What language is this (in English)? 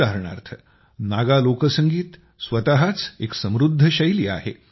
Marathi